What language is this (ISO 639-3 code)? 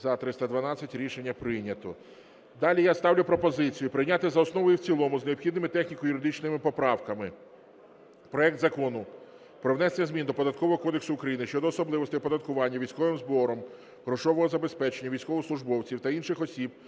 ukr